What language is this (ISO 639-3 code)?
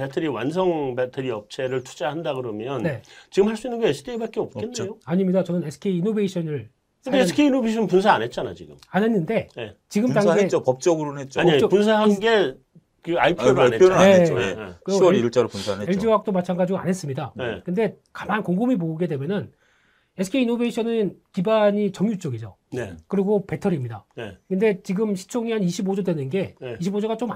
kor